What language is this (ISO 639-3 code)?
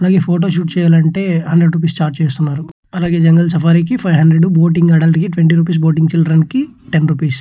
tel